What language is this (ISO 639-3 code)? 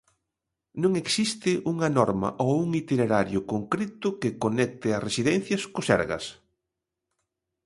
glg